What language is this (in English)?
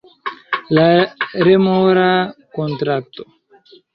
Esperanto